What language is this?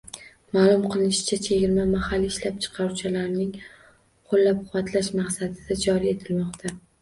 Uzbek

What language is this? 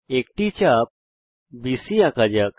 Bangla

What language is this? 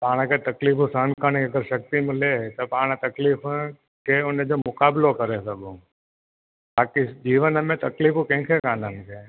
Sindhi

